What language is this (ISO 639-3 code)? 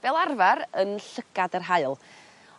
cym